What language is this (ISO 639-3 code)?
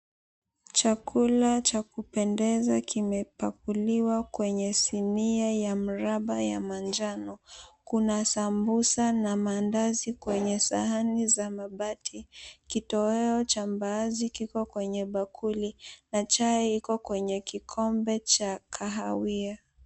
swa